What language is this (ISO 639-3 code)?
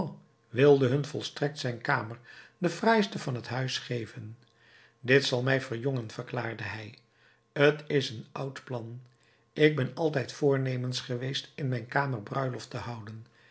nld